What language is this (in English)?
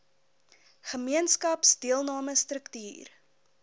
Afrikaans